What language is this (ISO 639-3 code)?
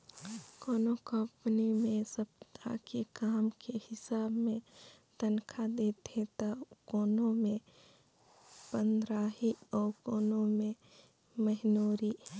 hne